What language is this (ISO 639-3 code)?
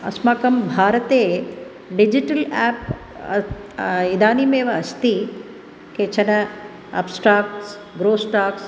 san